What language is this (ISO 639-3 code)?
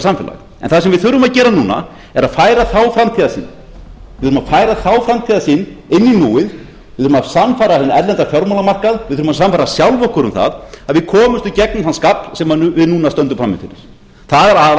isl